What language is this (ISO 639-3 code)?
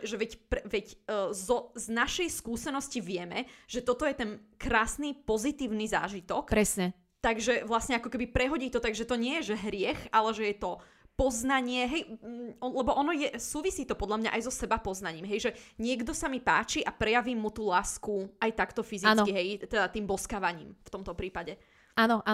slk